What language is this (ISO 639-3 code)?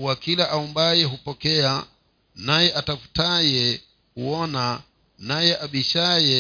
swa